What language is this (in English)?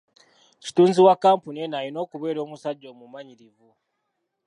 Ganda